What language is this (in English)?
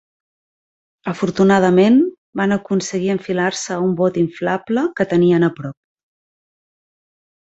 Catalan